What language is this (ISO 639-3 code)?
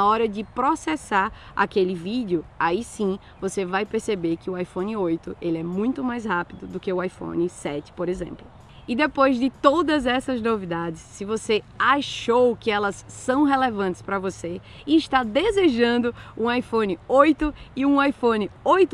por